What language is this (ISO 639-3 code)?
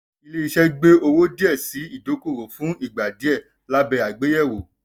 yor